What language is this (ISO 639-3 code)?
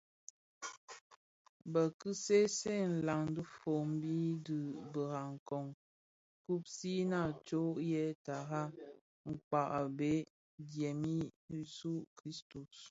ksf